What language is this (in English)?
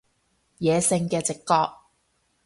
Cantonese